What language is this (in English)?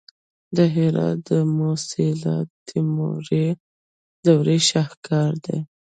Pashto